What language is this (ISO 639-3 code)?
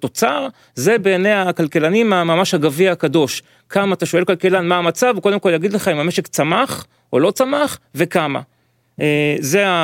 heb